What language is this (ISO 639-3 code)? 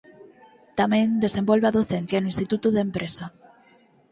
glg